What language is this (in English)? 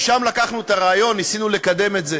Hebrew